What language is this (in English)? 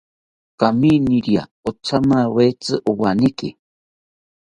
South Ucayali Ashéninka